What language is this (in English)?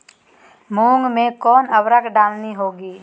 Magahi